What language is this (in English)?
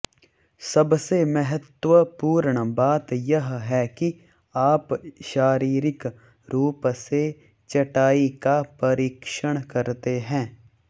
Hindi